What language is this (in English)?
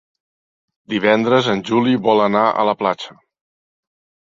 Catalan